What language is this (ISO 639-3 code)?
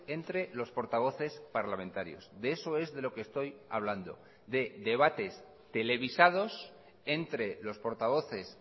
spa